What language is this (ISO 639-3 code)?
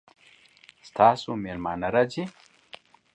pus